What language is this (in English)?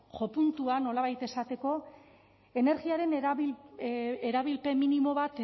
Basque